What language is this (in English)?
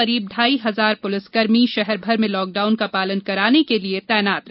Hindi